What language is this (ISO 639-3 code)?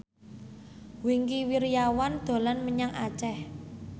jav